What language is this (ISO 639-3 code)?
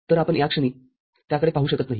mar